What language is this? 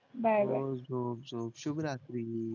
Marathi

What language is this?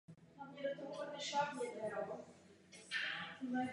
Czech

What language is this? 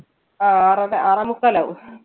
Malayalam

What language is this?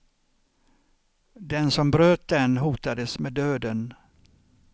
Swedish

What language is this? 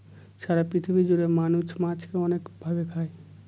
Bangla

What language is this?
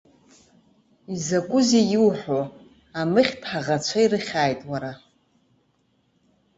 Abkhazian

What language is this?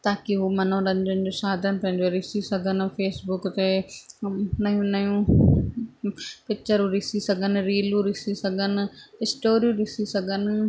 Sindhi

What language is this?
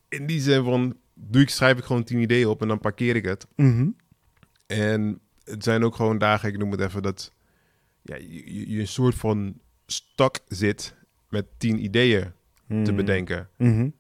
Dutch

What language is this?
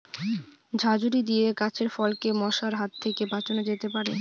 Bangla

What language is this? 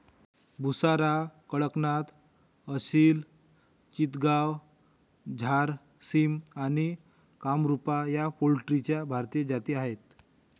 Marathi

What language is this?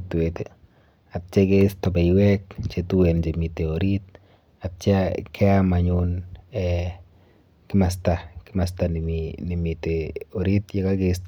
Kalenjin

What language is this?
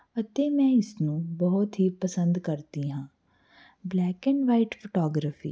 Punjabi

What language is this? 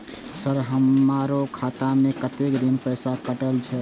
Maithili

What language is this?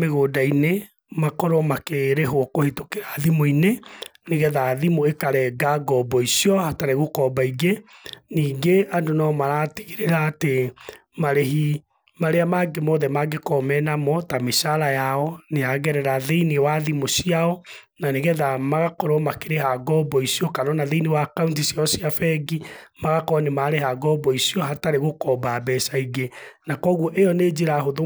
Kikuyu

